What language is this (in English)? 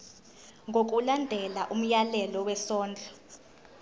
Zulu